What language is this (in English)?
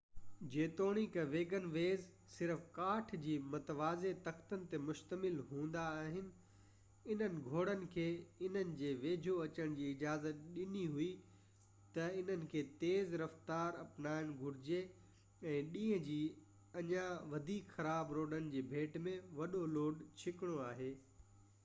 Sindhi